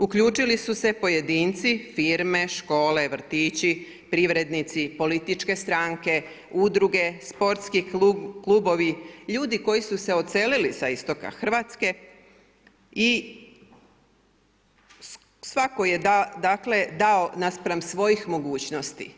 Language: Croatian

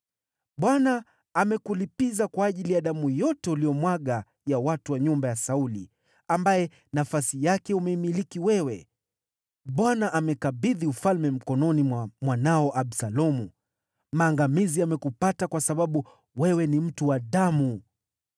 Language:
Swahili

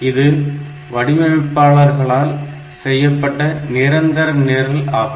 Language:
Tamil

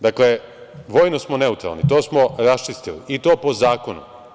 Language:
Serbian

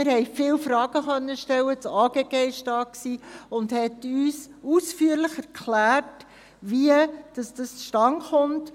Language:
Swiss German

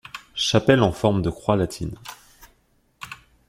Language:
French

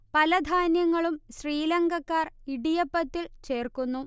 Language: Malayalam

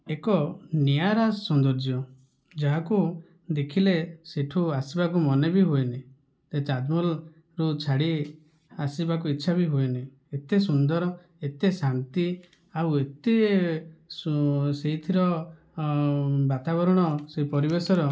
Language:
Odia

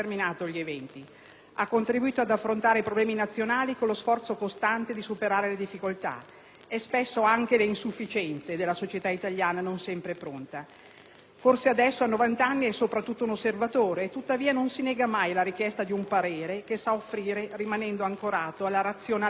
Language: Italian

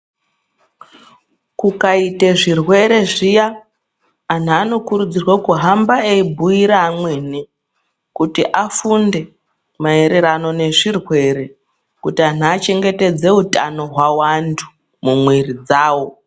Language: Ndau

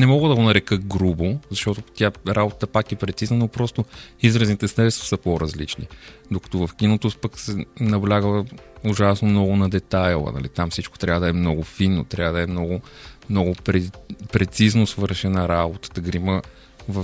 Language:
Bulgarian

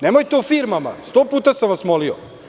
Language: Serbian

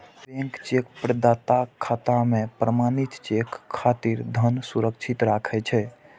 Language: Maithili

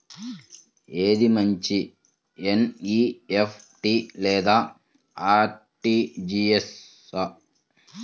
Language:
Telugu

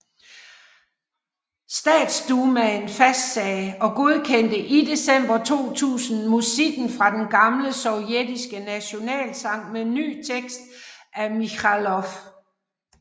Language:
Danish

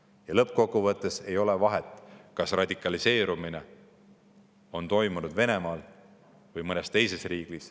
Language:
Estonian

